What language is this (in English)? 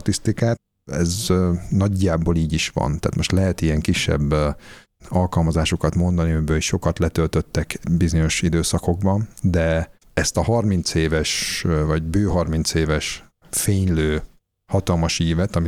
Hungarian